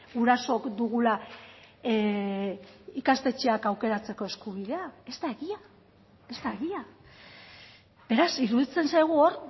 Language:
Basque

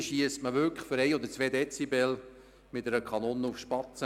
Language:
Swiss German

